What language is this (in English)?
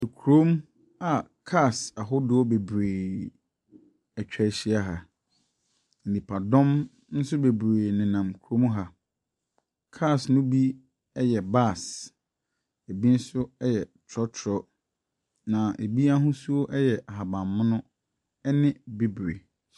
Akan